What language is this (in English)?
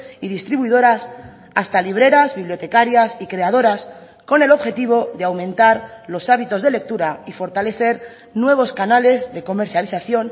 Spanish